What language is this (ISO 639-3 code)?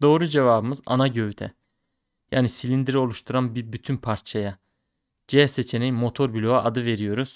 tur